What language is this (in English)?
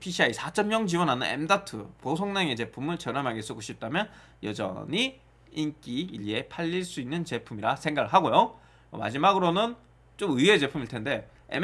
Korean